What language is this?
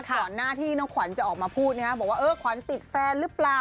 Thai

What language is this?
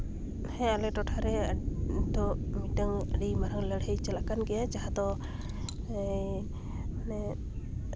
Santali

